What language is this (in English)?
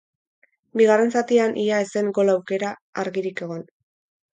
Basque